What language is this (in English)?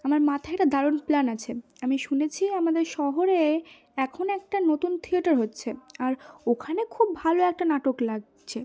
Bangla